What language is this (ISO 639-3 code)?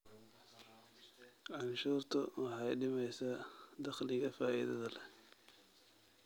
som